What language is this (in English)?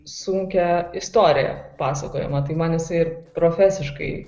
Lithuanian